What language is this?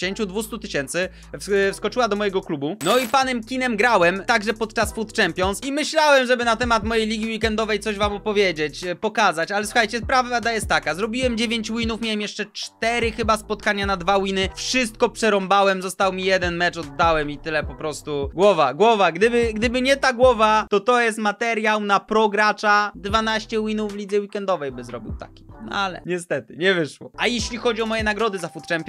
Polish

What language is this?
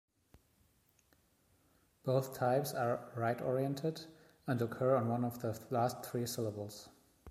English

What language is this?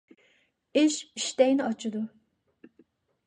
Uyghur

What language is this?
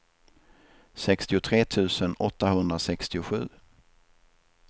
Swedish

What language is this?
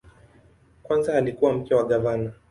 Swahili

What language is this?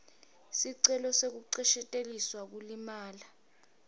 Swati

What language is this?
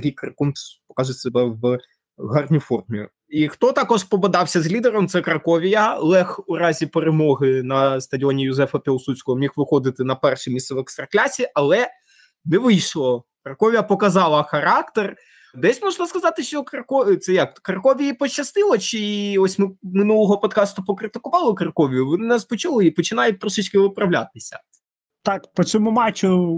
Ukrainian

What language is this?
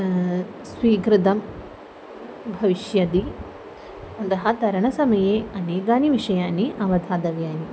Sanskrit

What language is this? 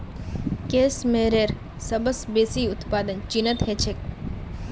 Magahi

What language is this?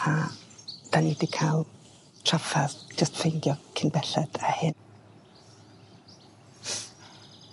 Welsh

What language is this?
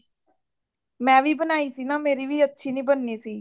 Punjabi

